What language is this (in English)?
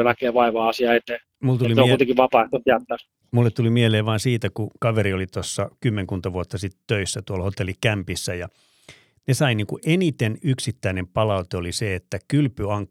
Finnish